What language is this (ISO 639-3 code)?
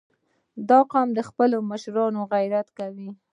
pus